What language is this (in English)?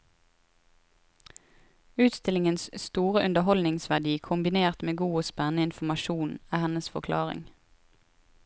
Norwegian